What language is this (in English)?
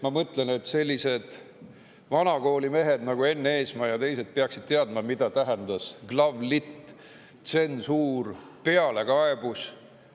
Estonian